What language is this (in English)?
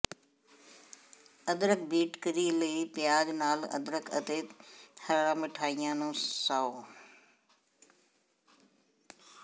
Punjabi